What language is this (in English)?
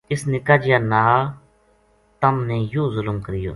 Gujari